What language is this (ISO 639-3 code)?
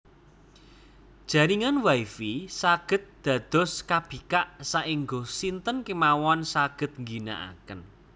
jav